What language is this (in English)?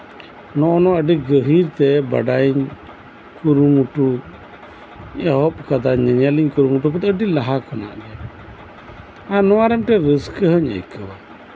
Santali